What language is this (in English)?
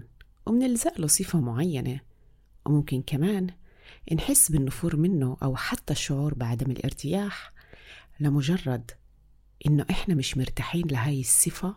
Arabic